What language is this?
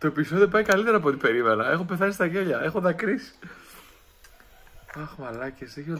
Greek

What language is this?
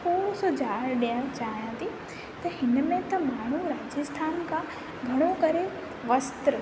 Sindhi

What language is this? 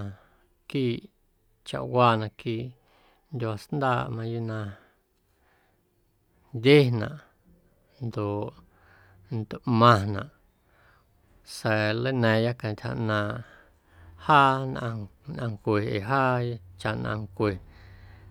Guerrero Amuzgo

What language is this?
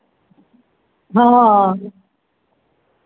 Gujarati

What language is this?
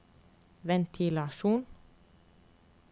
Norwegian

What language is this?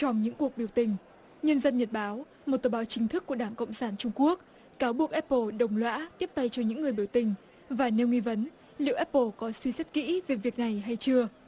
Vietnamese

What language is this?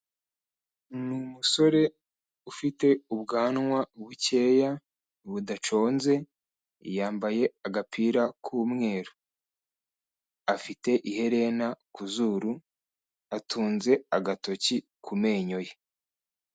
Kinyarwanda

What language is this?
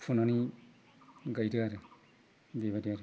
Bodo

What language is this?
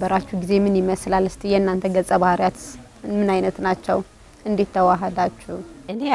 Arabic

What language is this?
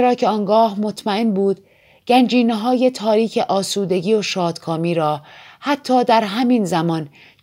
Persian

